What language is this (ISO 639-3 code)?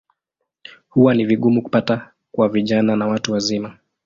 swa